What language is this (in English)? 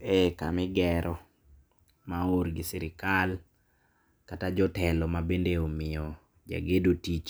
Luo (Kenya and Tanzania)